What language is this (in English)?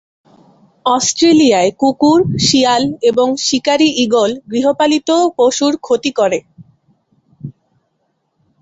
Bangla